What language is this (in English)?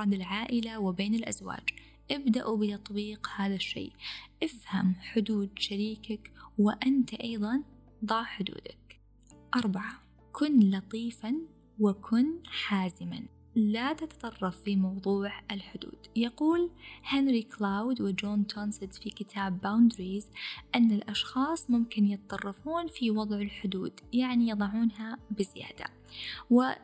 Arabic